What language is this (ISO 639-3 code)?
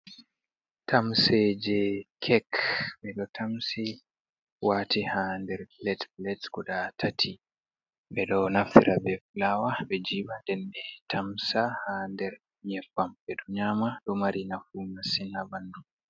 ful